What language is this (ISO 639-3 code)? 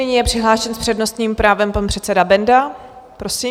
ces